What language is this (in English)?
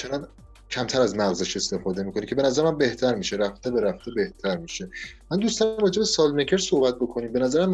Persian